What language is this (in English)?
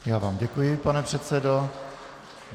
Czech